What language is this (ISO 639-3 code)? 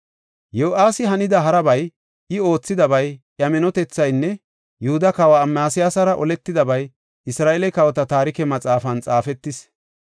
gof